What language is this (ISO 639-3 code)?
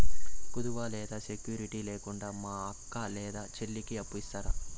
tel